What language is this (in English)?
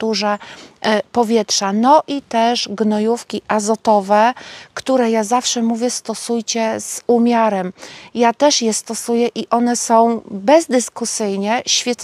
Polish